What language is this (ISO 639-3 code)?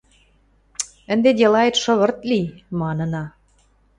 mrj